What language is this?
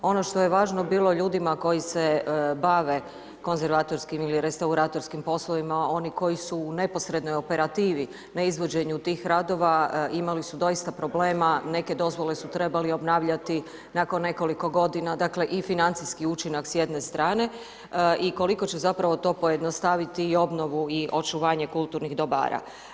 Croatian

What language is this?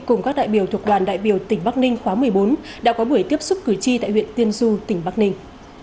Vietnamese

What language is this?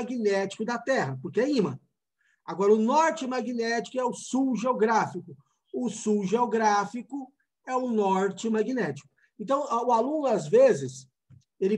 Portuguese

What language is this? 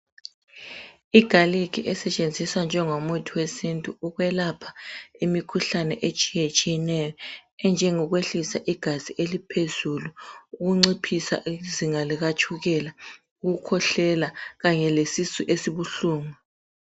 North Ndebele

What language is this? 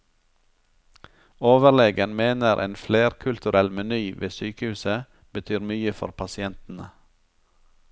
Norwegian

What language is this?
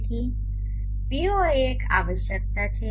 Gujarati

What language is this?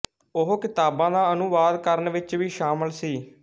Punjabi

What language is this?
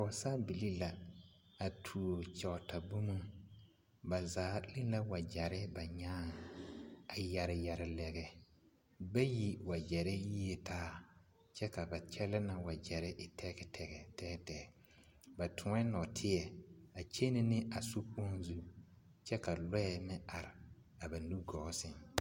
Southern Dagaare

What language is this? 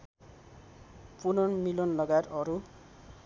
Nepali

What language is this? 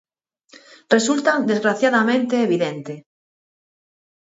Galician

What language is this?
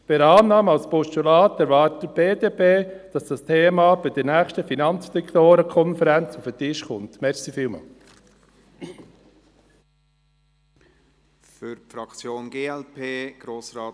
Swiss German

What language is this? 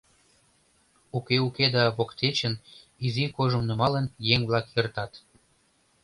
Mari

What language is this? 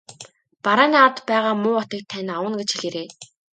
Mongolian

